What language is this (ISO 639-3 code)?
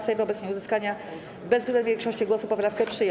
pol